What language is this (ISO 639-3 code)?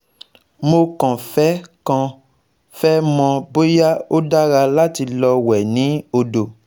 yor